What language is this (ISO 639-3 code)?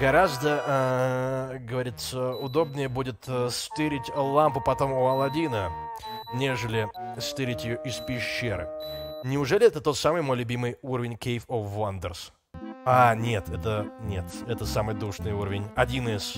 rus